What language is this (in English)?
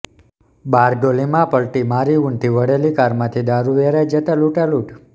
Gujarati